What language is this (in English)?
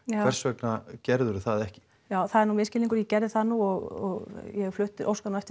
Icelandic